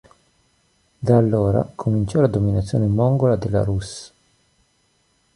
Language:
Italian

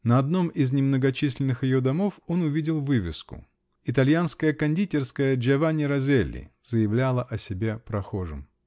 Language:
Russian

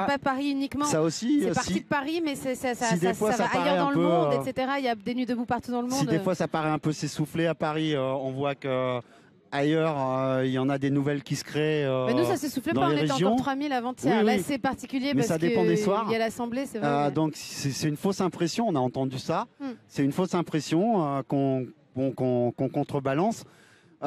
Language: French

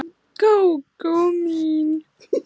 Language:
Icelandic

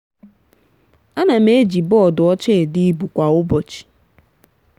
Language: Igbo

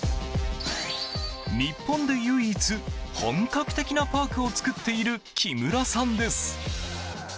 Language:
Japanese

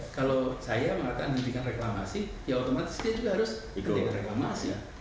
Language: Indonesian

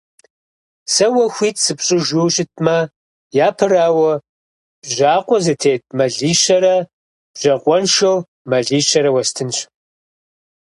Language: Kabardian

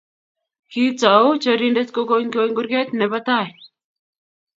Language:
Kalenjin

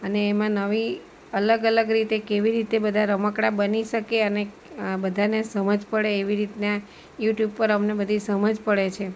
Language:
Gujarati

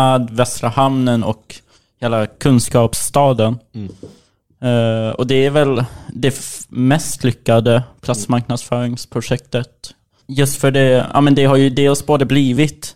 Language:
Swedish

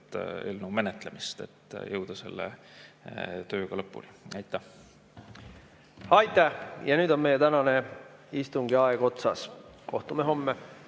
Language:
Estonian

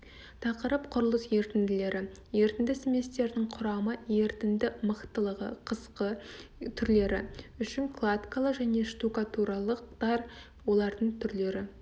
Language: Kazakh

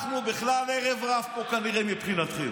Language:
Hebrew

